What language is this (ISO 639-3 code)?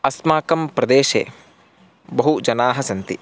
san